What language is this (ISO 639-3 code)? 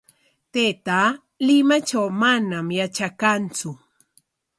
qwa